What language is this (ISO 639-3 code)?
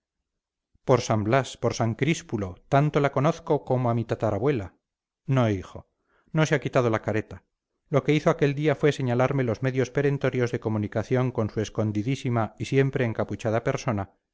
spa